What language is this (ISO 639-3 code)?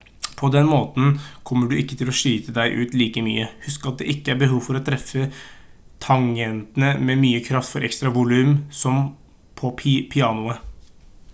nob